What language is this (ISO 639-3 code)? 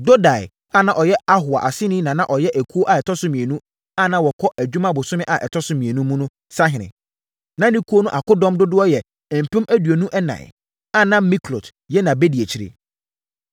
aka